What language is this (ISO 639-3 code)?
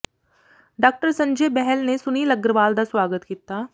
pan